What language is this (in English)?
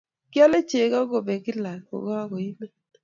Kalenjin